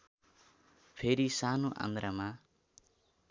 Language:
Nepali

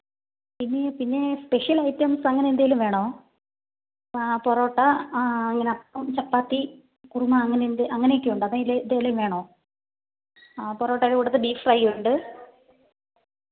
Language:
Malayalam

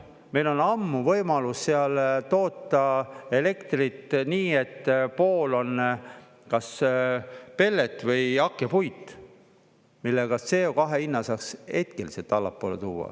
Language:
Estonian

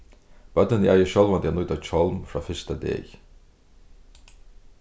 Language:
Faroese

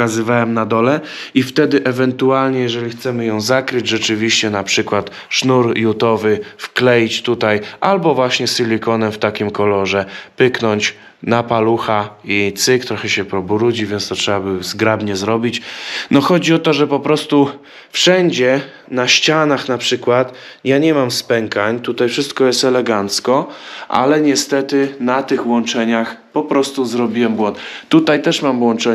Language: Polish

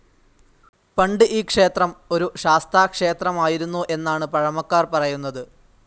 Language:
Malayalam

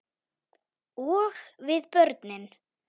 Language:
Icelandic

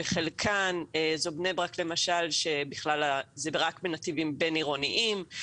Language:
Hebrew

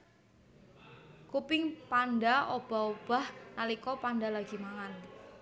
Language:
Javanese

